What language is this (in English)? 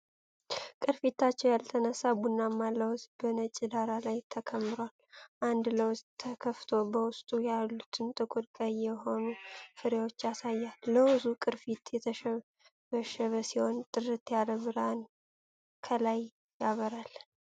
Amharic